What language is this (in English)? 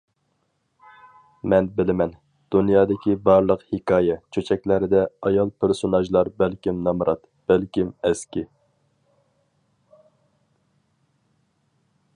Uyghur